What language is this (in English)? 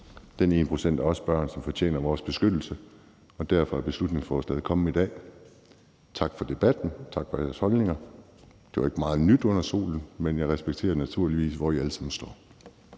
Danish